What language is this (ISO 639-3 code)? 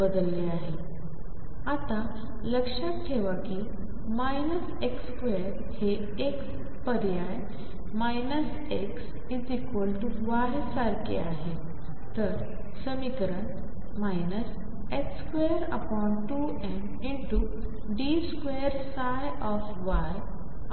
mar